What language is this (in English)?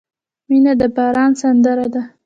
Pashto